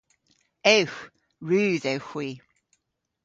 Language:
Cornish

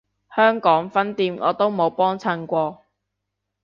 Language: Cantonese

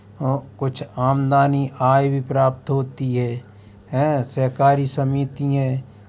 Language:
Hindi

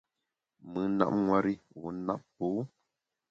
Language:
Bamun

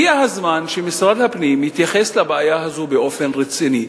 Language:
Hebrew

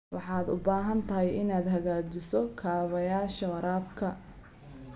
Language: Somali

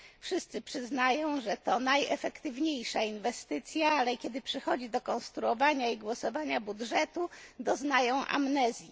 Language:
Polish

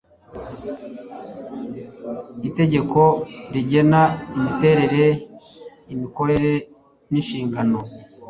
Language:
Kinyarwanda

